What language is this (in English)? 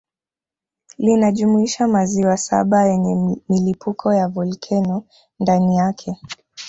Swahili